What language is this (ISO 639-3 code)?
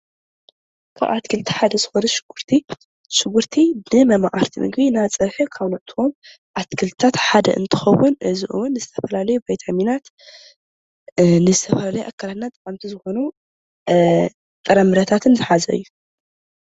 tir